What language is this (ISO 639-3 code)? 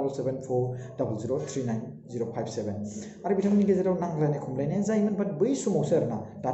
ind